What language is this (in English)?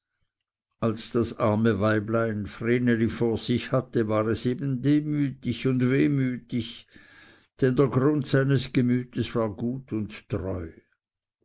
German